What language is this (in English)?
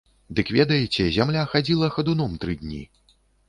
Belarusian